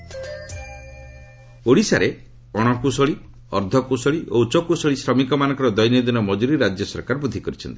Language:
Odia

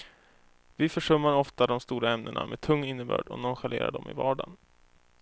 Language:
Swedish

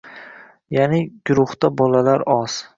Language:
Uzbek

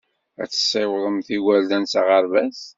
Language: Kabyle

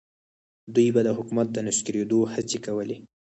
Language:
Pashto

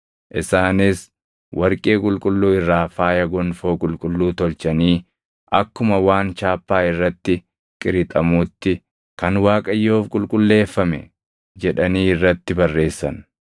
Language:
Oromo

